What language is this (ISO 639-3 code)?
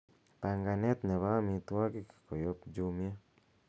kln